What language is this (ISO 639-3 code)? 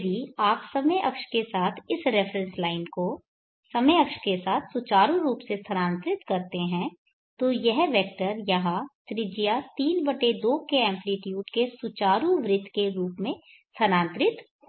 hin